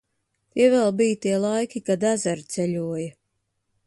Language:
Latvian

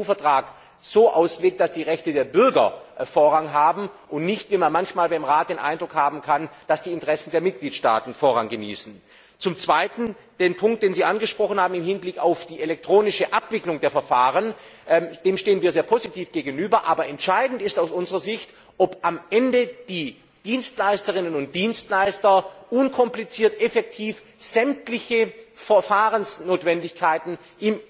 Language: German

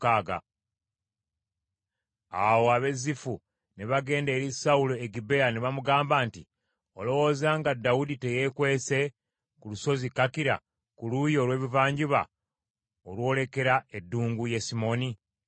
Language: Ganda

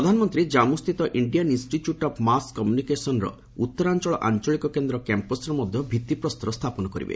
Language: Odia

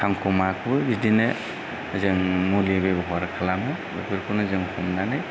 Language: Bodo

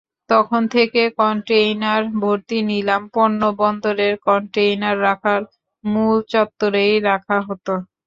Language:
Bangla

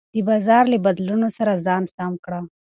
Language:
Pashto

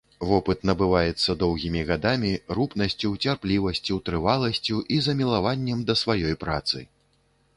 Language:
Belarusian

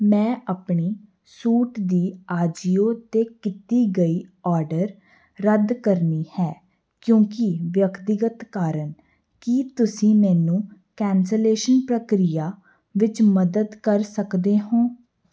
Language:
Punjabi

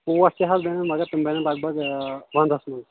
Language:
Kashmiri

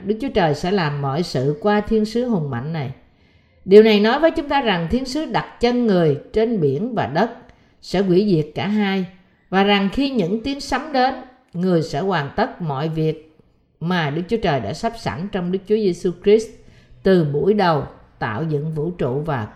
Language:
Vietnamese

